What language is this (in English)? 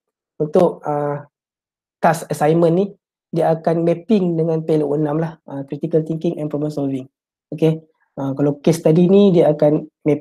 Malay